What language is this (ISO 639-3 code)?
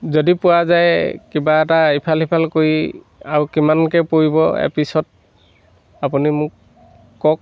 asm